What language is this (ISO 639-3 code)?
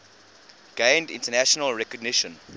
eng